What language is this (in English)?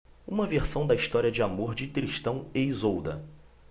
Portuguese